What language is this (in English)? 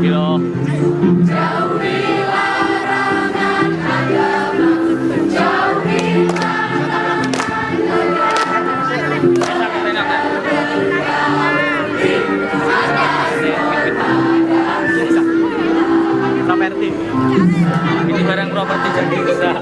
Indonesian